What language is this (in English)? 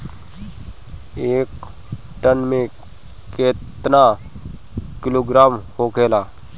Bhojpuri